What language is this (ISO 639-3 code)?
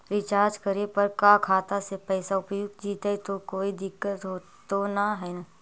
mag